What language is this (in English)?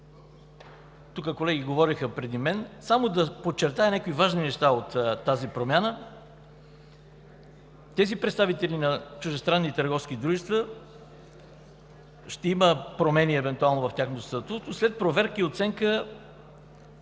Bulgarian